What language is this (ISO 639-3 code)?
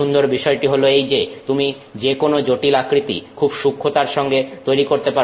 ben